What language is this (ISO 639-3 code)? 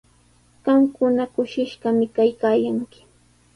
qws